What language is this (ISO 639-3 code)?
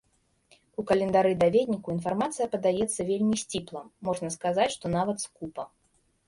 bel